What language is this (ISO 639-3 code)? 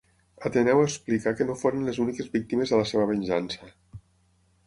cat